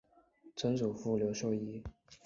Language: Chinese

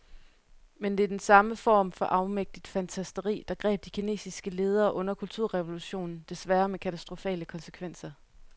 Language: Danish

